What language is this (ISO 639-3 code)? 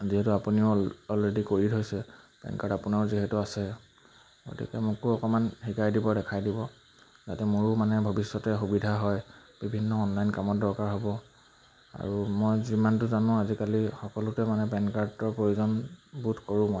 asm